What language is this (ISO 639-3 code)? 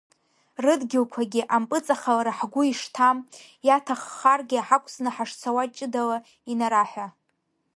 abk